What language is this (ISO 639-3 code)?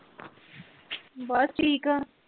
pan